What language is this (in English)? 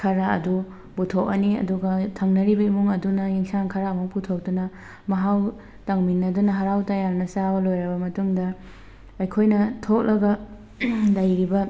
Manipuri